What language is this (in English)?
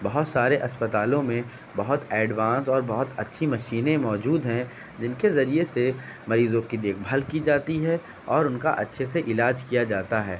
Urdu